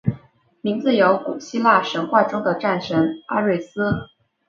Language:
Chinese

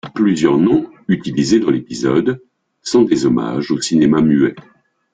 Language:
French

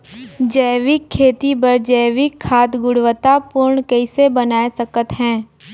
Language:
Chhattisgarhi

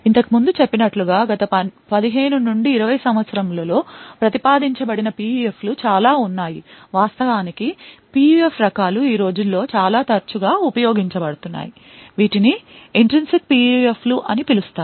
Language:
Telugu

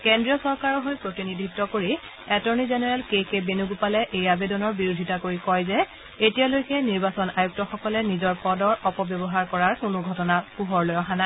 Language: Assamese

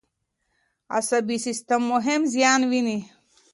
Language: Pashto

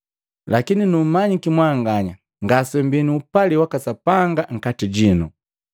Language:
Matengo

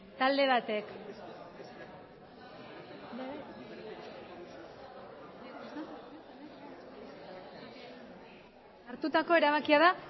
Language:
Basque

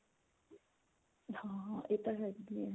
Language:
Punjabi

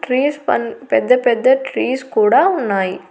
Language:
Telugu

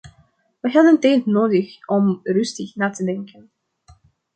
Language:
Dutch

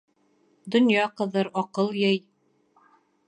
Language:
Bashkir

